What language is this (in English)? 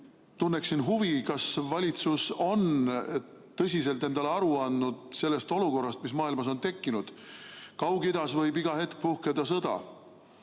Estonian